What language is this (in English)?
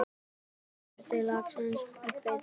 Icelandic